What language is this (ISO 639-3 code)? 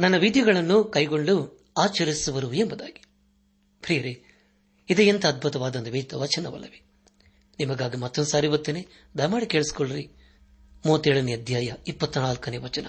kan